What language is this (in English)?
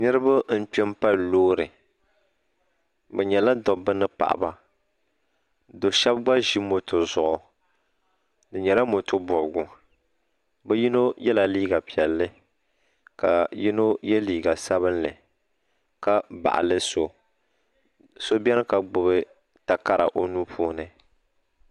Dagbani